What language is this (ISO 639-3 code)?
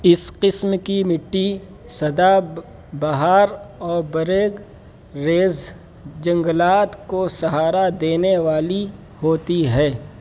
urd